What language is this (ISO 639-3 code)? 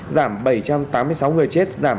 vie